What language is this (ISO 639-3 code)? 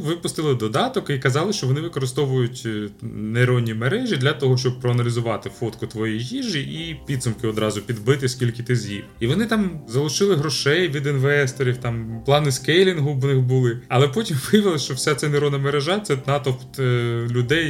ukr